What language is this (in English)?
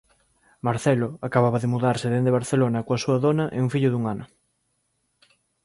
Galician